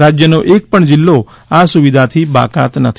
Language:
Gujarati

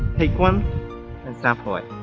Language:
English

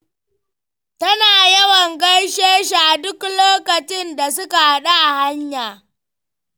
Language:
Hausa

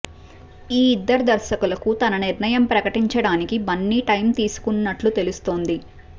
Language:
Telugu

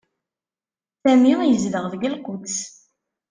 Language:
Kabyle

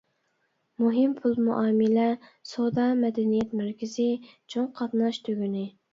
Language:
Uyghur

